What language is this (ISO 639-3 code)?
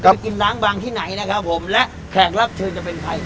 tha